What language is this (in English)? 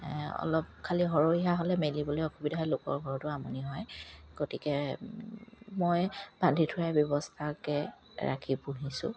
Assamese